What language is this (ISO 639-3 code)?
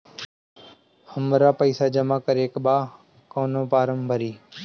bho